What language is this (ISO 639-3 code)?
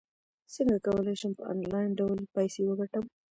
pus